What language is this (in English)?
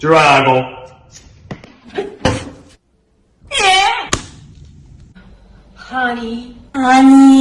English